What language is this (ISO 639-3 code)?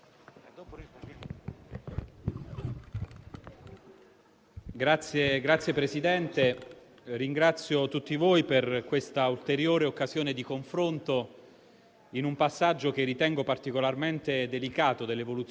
ita